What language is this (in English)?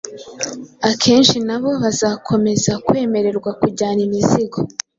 Kinyarwanda